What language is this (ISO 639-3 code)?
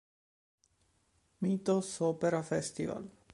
ita